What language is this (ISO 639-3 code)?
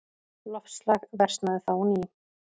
isl